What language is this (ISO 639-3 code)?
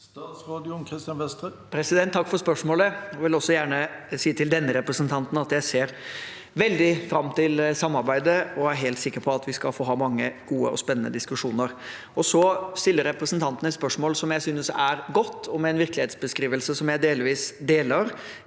nor